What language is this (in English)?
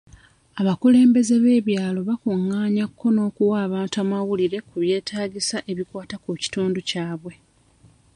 Ganda